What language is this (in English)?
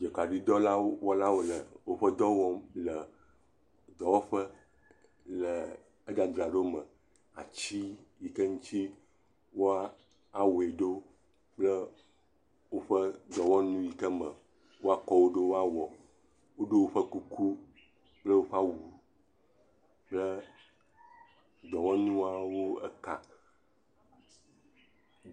Ewe